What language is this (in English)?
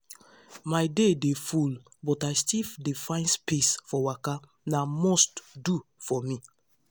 Nigerian Pidgin